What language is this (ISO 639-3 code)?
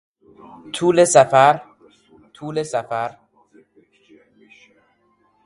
fas